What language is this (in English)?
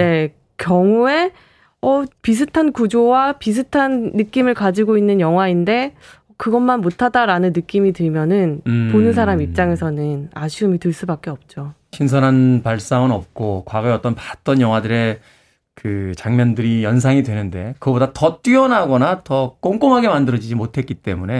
Korean